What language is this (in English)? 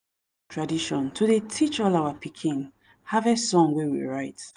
Nigerian Pidgin